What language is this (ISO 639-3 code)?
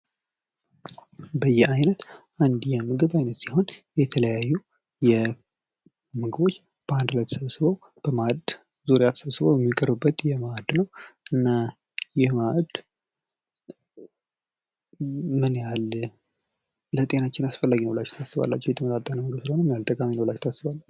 amh